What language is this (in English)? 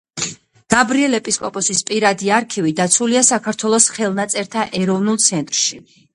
Georgian